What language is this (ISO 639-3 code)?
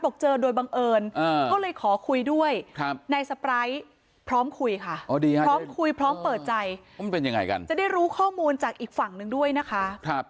tha